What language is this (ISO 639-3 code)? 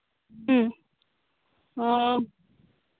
sat